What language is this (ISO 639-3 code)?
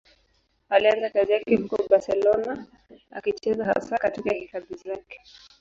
swa